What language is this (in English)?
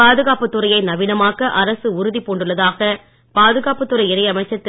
Tamil